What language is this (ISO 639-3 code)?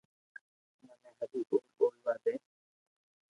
lrk